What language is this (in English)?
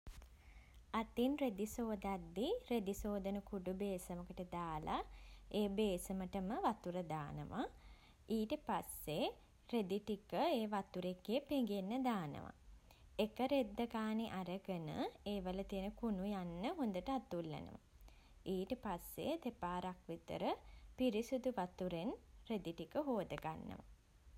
Sinhala